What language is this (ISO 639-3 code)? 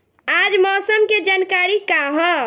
bho